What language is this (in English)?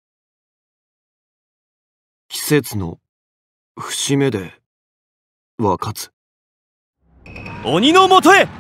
Japanese